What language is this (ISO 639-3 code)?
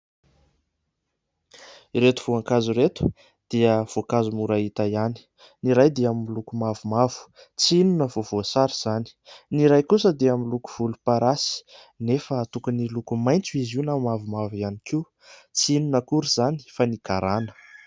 mlg